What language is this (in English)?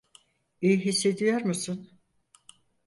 Turkish